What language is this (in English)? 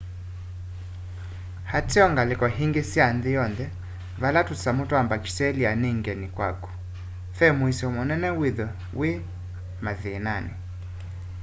Kamba